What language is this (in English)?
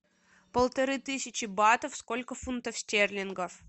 Russian